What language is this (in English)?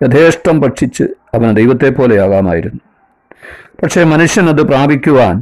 Malayalam